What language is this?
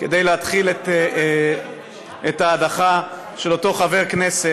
Hebrew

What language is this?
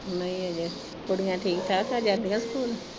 Punjabi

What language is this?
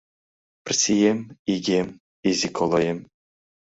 Mari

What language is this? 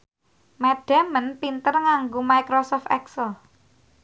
Javanese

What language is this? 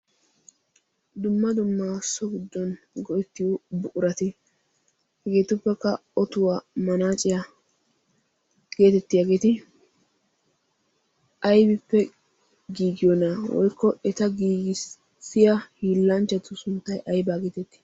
Wolaytta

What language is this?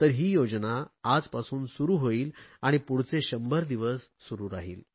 Marathi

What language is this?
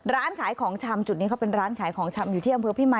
Thai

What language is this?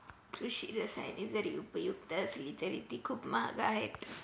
Marathi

